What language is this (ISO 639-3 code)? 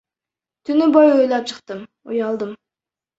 kir